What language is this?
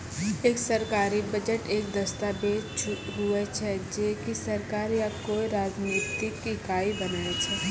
Maithili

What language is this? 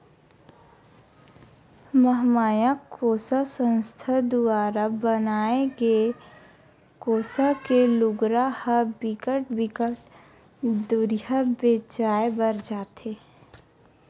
Chhattisgarhi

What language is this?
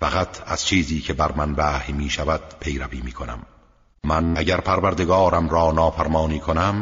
Persian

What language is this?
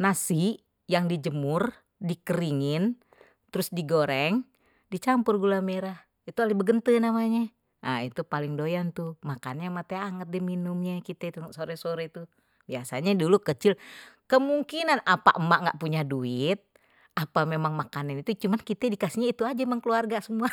Betawi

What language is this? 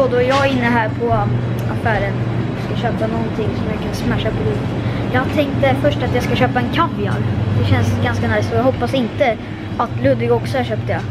Swedish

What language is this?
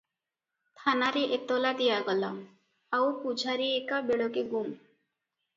Odia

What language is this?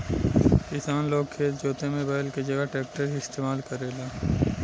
Bhojpuri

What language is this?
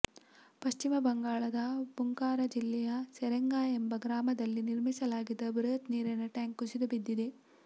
Kannada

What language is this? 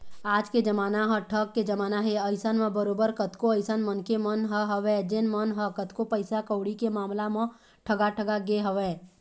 Chhattisgarhi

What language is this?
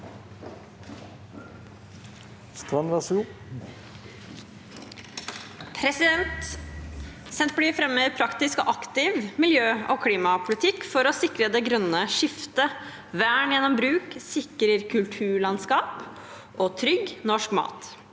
Norwegian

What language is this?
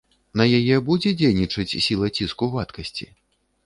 Belarusian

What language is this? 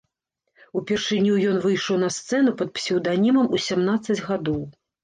Belarusian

